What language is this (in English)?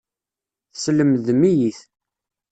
Kabyle